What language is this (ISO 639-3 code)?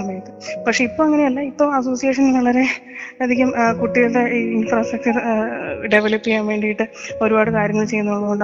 mal